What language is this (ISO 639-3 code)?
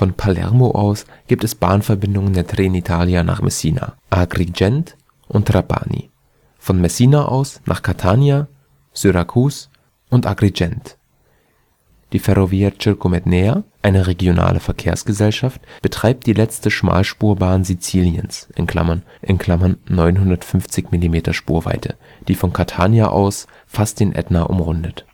deu